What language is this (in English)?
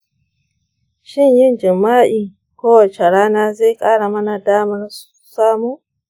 Hausa